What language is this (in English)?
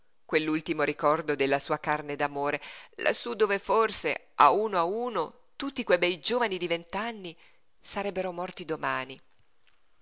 Italian